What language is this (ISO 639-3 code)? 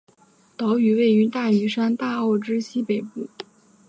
zho